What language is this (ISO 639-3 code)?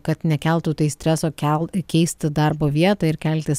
lit